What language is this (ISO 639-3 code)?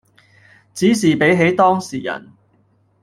yue